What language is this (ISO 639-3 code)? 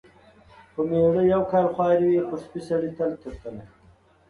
pus